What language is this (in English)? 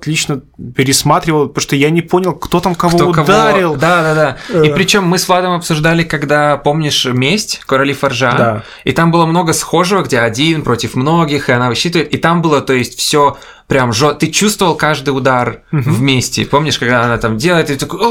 Russian